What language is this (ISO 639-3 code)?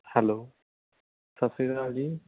pan